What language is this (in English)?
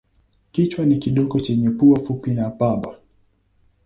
Swahili